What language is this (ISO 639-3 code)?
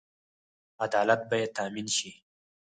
pus